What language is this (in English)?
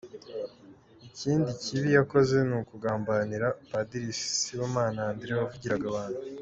Kinyarwanda